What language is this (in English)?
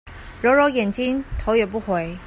Chinese